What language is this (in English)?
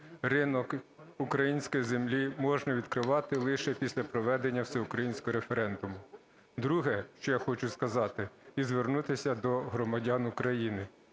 Ukrainian